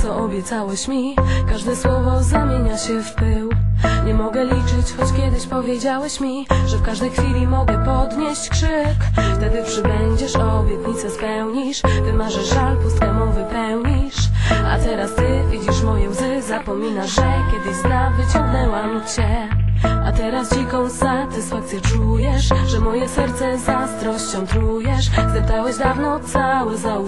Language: Polish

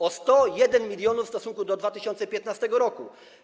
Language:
Polish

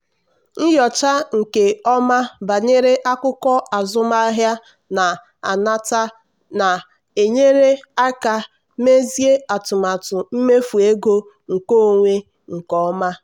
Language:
Igbo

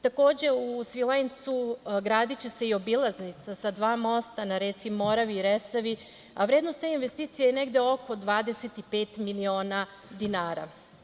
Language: Serbian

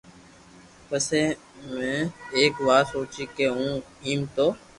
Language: Loarki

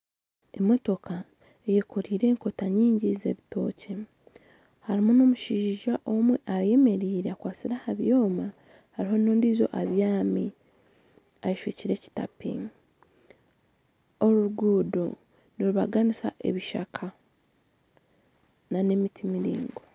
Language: Nyankole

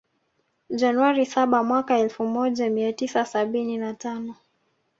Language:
Swahili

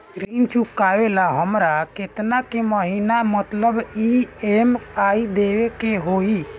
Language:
Bhojpuri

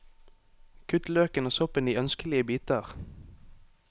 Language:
Norwegian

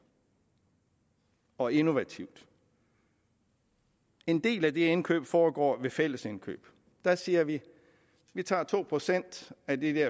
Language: Danish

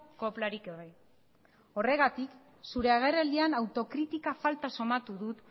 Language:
Basque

